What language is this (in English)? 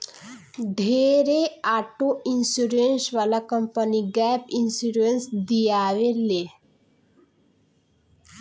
Bhojpuri